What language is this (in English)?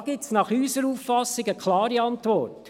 Swiss German